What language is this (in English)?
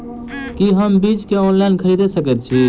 Maithili